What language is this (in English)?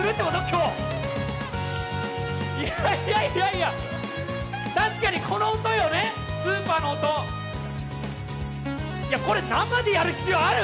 Japanese